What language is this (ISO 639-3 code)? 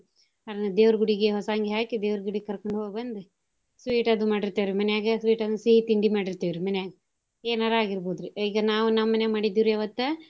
kan